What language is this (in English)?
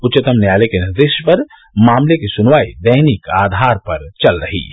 Hindi